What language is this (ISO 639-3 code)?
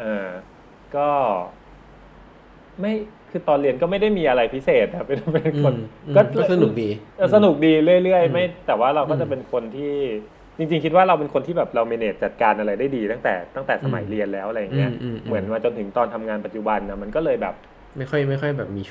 tha